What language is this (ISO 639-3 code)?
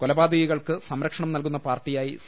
mal